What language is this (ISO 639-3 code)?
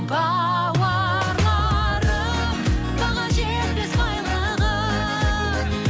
kaz